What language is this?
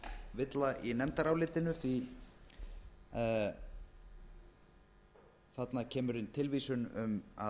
Icelandic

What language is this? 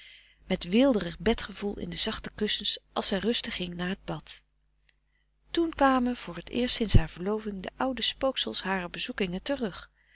Dutch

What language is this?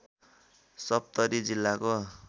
Nepali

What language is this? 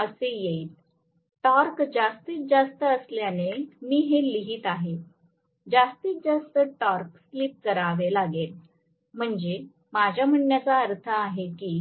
Marathi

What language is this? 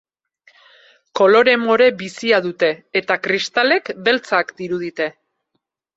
Basque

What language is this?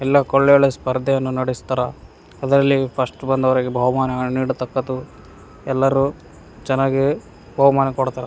Kannada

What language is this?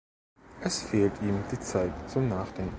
German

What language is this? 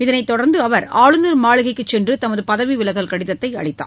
Tamil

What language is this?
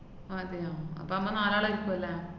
Malayalam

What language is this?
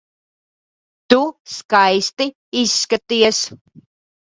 Latvian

